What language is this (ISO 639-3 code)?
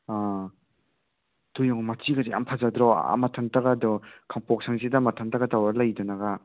mni